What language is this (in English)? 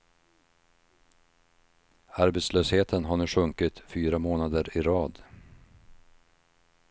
Swedish